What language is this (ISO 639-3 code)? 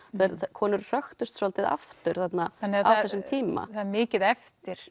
isl